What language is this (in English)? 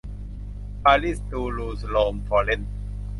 Thai